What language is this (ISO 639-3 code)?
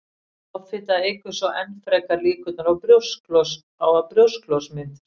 isl